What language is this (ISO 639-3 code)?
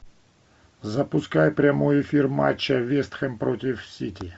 rus